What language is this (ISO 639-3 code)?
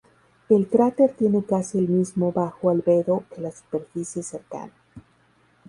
spa